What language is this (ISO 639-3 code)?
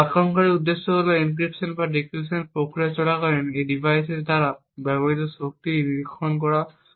ben